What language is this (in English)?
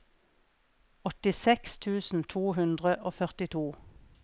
Norwegian